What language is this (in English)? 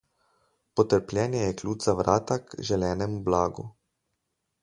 Slovenian